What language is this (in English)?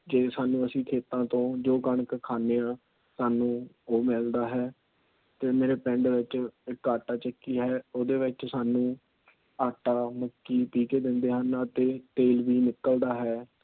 Punjabi